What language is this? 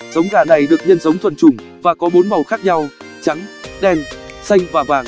Vietnamese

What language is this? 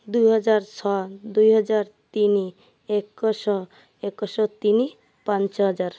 Odia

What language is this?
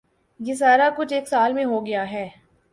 Urdu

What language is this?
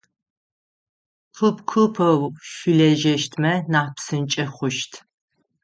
Adyghe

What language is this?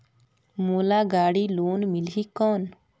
Chhattisgarhi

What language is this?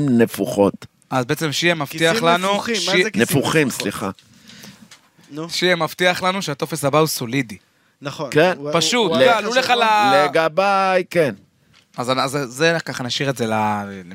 Hebrew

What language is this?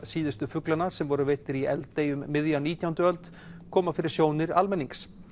Icelandic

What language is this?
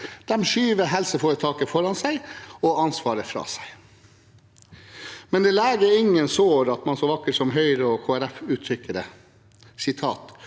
Norwegian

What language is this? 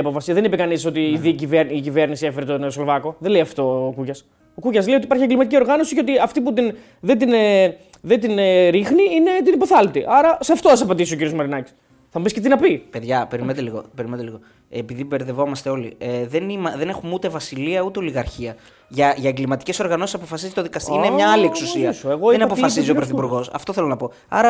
Greek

